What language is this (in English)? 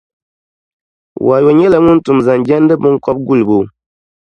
Dagbani